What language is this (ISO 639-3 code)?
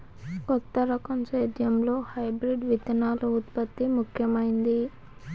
tel